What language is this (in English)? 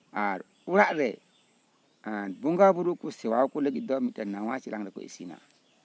Santali